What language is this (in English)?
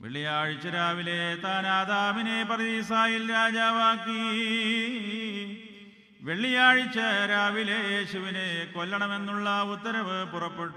Arabic